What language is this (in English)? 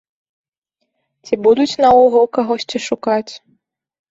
Belarusian